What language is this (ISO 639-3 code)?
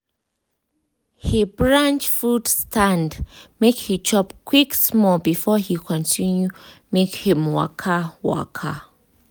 pcm